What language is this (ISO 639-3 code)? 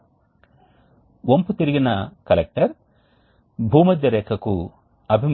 tel